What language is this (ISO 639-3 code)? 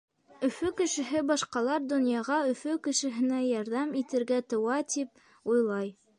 bak